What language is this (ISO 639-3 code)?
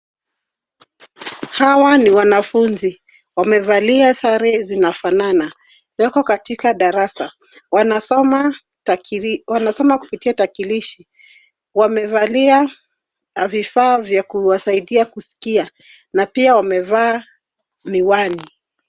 swa